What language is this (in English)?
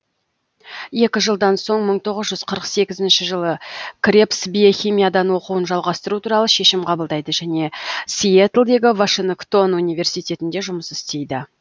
Kazakh